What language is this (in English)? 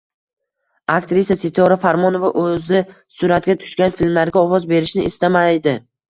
Uzbek